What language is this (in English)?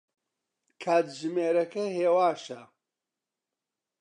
Central Kurdish